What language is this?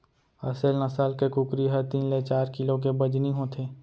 Chhattisgarhi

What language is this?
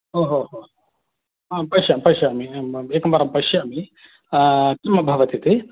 Sanskrit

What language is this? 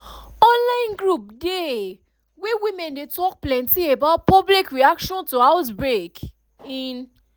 Nigerian Pidgin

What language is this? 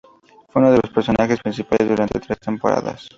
Spanish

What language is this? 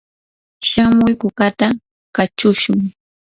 Yanahuanca Pasco Quechua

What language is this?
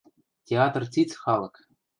Western Mari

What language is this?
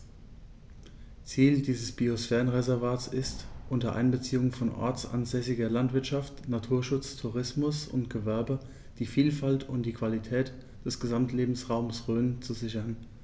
German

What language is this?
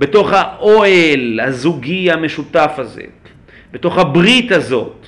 Hebrew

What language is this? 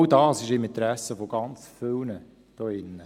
Swiss German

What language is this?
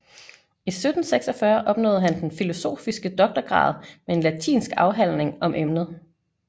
Danish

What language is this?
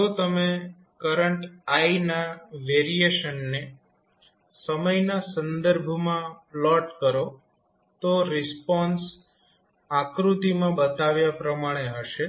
Gujarati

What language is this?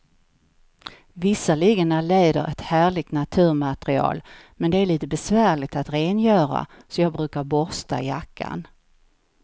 Swedish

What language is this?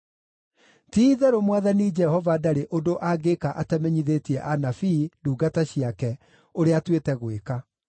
Kikuyu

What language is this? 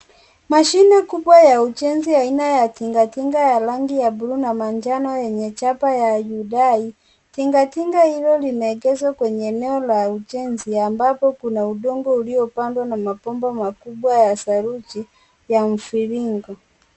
Swahili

